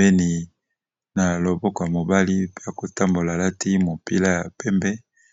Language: Lingala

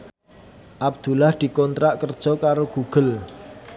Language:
Javanese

